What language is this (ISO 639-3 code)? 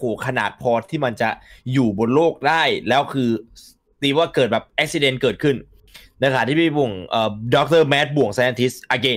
tha